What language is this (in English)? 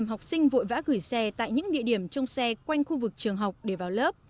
Vietnamese